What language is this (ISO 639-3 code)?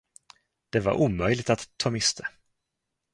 swe